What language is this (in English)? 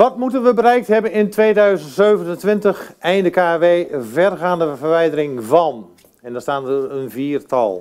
Dutch